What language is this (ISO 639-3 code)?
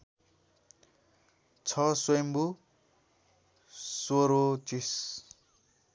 nep